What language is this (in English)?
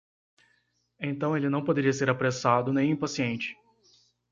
Portuguese